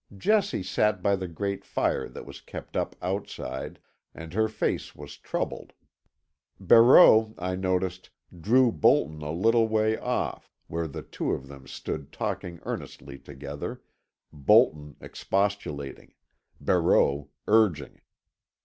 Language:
English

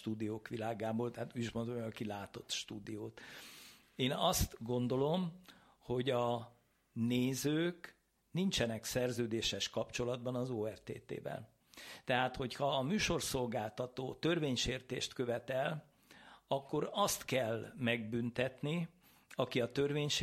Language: Hungarian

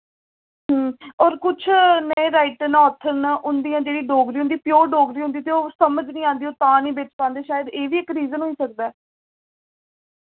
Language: Dogri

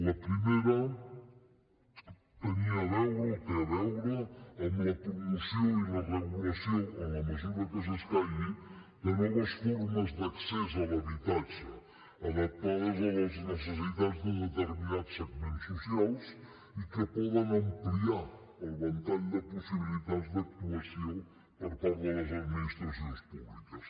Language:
Catalan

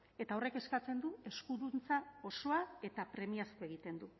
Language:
Basque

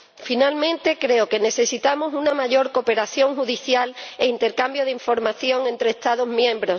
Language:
Spanish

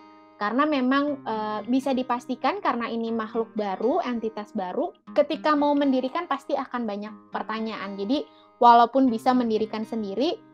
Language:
Indonesian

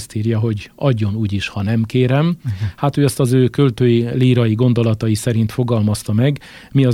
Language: Hungarian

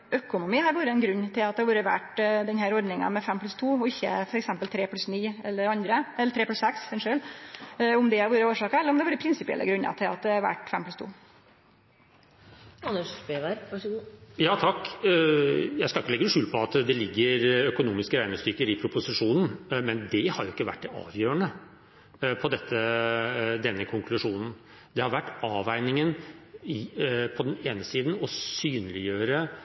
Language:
Norwegian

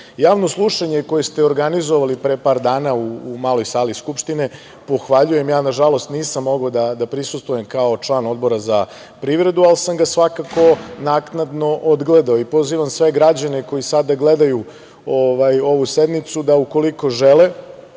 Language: Serbian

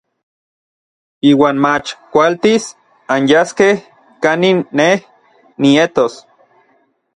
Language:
Orizaba Nahuatl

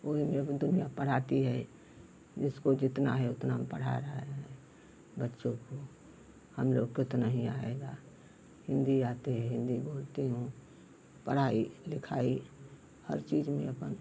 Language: Hindi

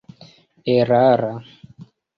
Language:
Esperanto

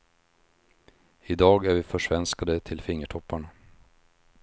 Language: Swedish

